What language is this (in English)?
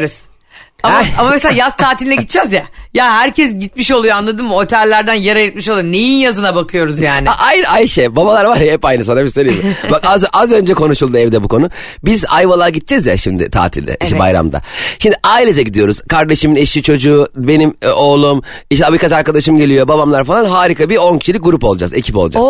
Turkish